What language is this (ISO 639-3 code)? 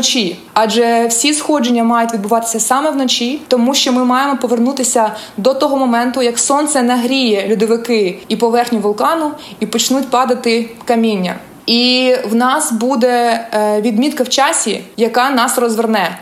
ukr